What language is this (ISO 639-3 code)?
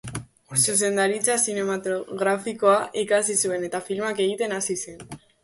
eus